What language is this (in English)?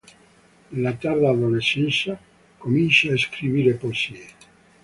Italian